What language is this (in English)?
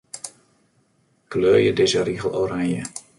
Western Frisian